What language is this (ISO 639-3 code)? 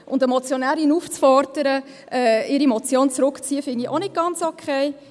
gsw